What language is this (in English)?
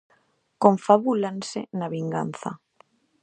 Galician